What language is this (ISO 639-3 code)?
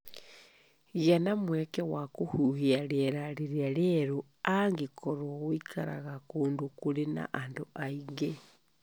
kik